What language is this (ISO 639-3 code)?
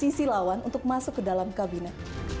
ind